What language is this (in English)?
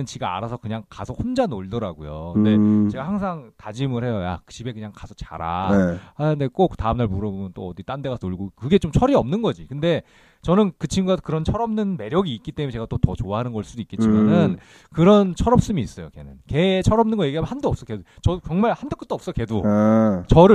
Korean